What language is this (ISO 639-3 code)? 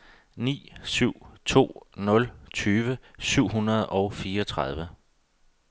dan